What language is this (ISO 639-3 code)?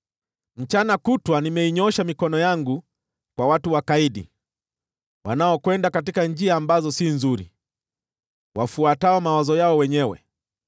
swa